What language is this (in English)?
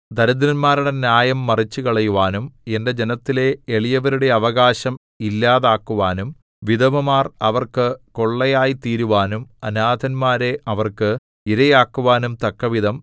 Malayalam